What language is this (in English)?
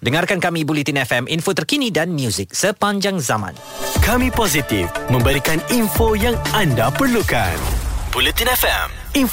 Malay